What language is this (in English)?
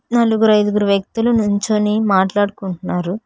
Telugu